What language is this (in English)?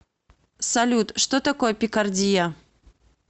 Russian